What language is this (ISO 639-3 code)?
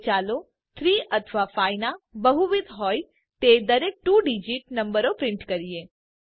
guj